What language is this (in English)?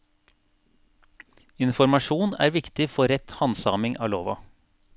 Norwegian